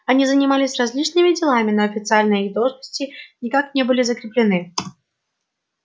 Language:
Russian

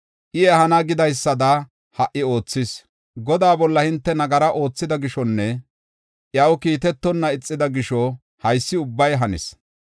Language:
Gofa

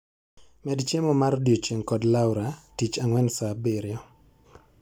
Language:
Luo (Kenya and Tanzania)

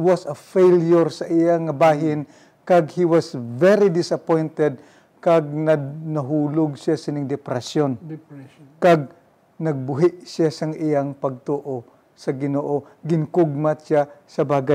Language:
Filipino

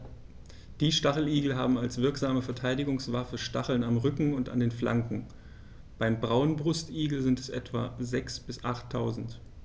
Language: German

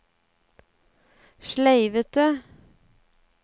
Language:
Norwegian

